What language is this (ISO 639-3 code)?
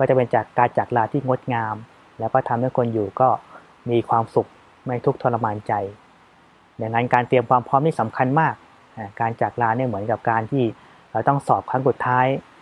tha